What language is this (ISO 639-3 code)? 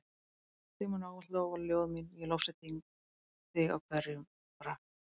isl